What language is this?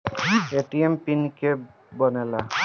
Bhojpuri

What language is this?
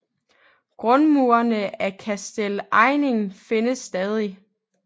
Danish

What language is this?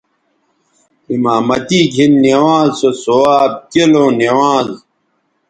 Bateri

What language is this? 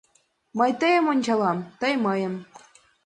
Mari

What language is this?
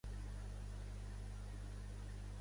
Catalan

